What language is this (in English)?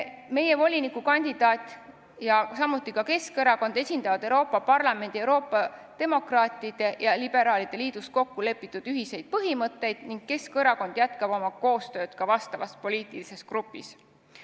Estonian